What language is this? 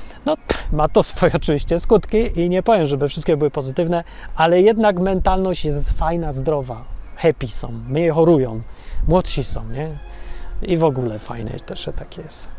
Polish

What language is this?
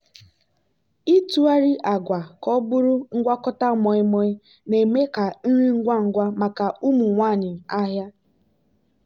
Igbo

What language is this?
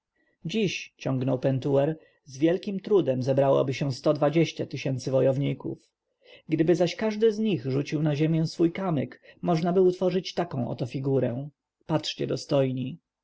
Polish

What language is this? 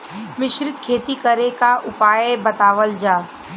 Bhojpuri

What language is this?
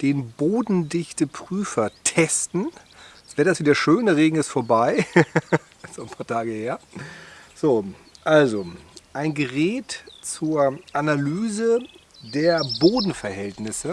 German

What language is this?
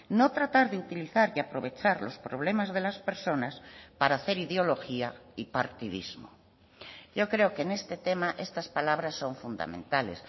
Spanish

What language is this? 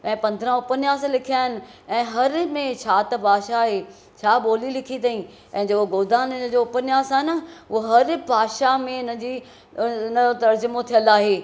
Sindhi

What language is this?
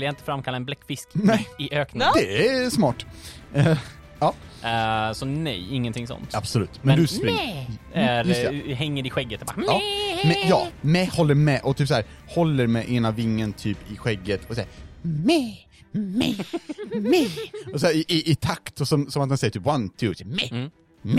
Swedish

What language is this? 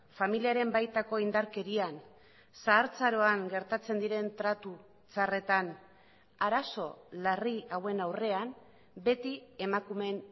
Basque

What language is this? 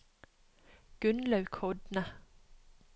Norwegian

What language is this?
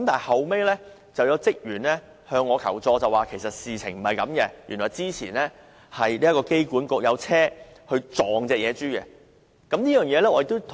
Cantonese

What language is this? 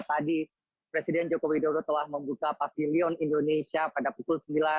Indonesian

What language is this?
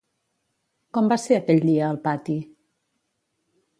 Catalan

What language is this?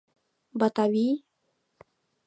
Mari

